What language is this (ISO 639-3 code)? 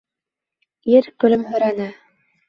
bak